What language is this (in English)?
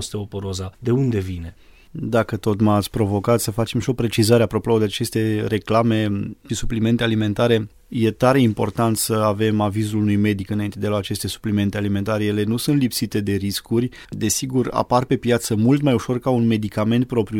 Romanian